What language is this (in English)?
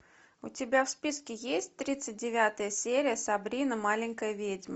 Russian